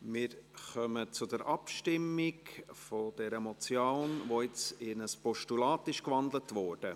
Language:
Swiss German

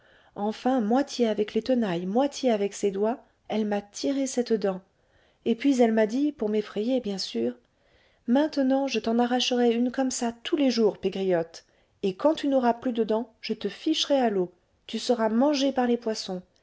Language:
French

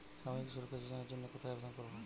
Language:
Bangla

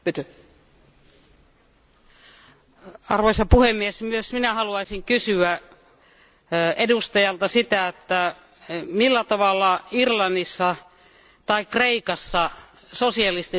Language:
Finnish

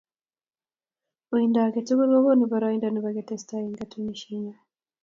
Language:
Kalenjin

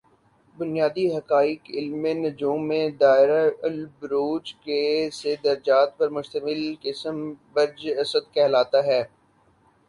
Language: Urdu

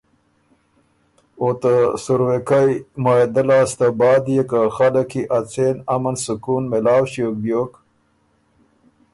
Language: Ormuri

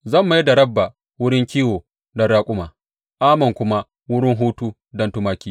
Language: Hausa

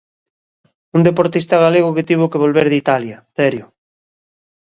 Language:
Galician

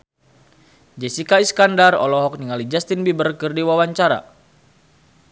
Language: Sundanese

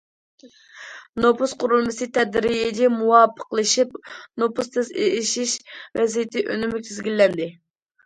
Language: Uyghur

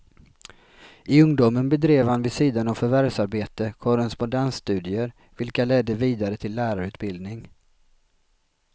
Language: Swedish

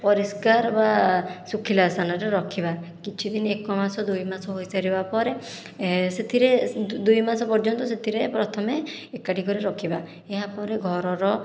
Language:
Odia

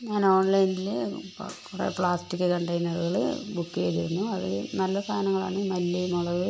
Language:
Malayalam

